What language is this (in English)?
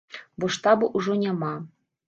Belarusian